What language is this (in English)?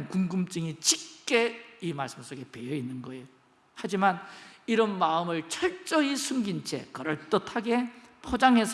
Korean